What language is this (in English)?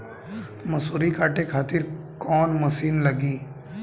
Bhojpuri